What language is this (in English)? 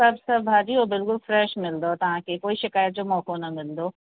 Sindhi